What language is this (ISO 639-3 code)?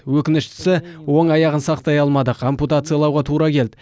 kaz